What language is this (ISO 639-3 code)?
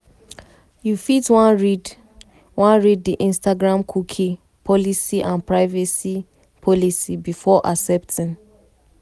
pcm